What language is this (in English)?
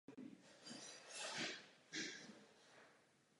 Czech